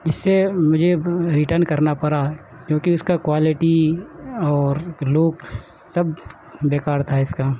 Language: Urdu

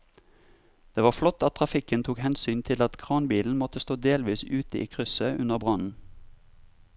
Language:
Norwegian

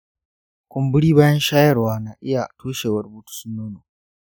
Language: Hausa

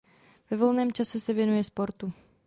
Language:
Czech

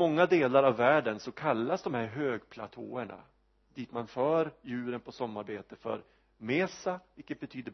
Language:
Swedish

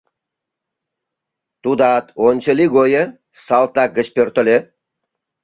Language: Mari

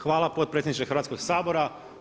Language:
Croatian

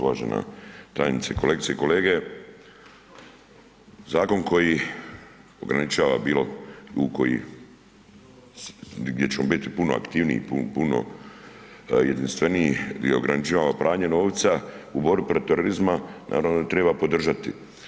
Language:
Croatian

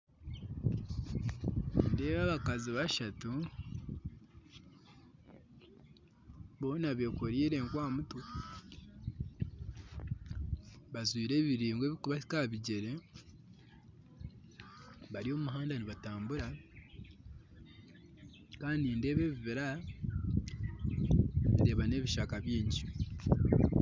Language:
Nyankole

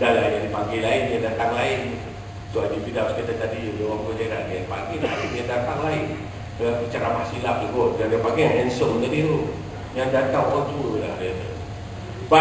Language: Malay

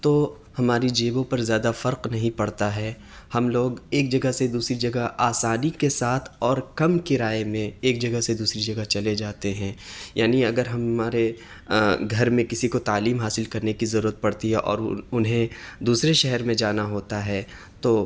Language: Urdu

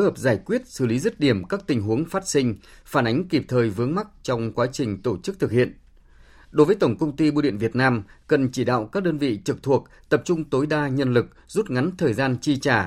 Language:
Vietnamese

